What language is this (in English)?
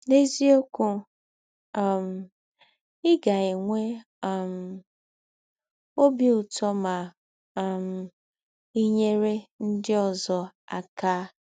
Igbo